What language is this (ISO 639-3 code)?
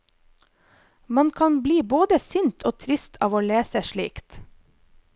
nor